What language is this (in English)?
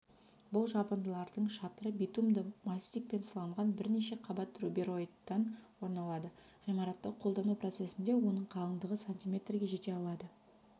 Kazakh